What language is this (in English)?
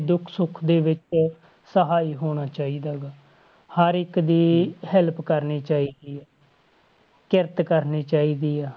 Punjabi